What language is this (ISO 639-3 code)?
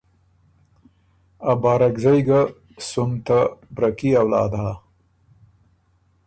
oru